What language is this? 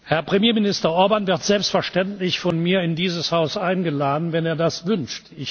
German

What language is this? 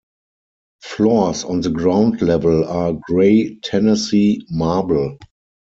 English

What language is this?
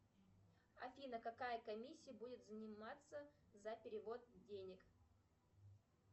Russian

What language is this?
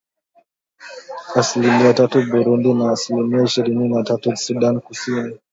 Swahili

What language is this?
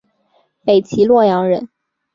Chinese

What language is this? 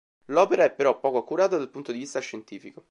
Italian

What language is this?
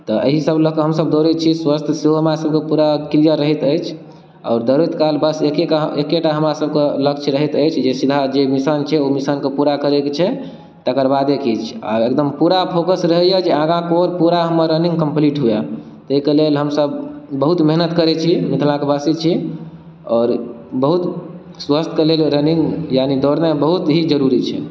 Maithili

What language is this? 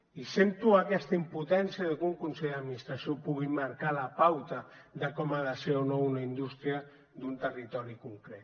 Catalan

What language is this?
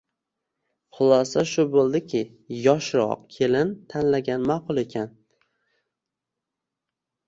Uzbek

